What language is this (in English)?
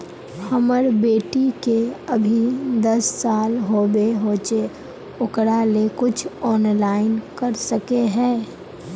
Magahi